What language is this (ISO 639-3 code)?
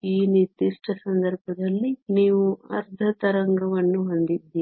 kan